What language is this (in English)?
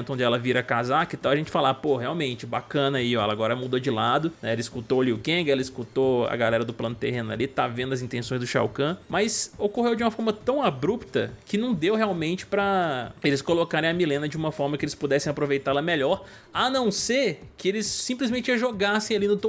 Portuguese